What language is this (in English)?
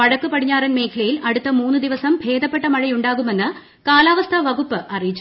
Malayalam